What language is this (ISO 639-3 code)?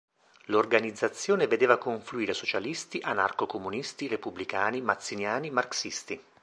ita